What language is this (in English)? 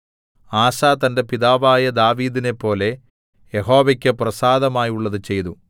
Malayalam